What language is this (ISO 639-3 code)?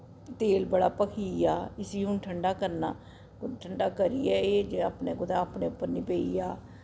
doi